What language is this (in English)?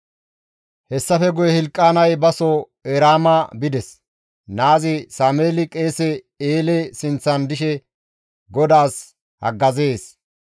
Gamo